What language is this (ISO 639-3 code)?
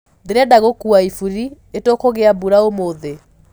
kik